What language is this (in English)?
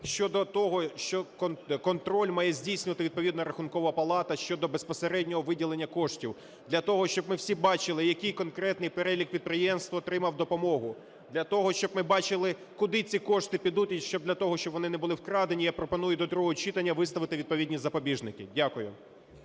Ukrainian